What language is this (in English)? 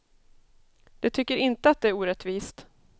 Swedish